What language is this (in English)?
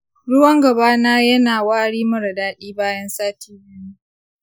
Hausa